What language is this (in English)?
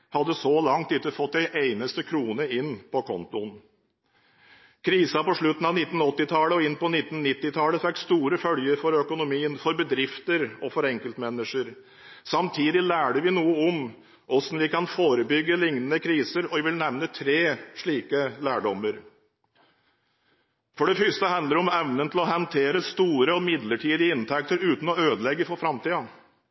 Norwegian Bokmål